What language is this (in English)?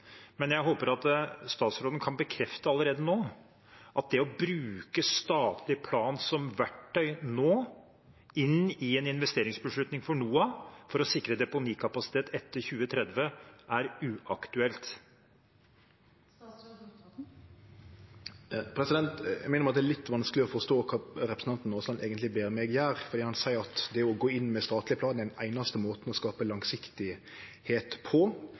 Norwegian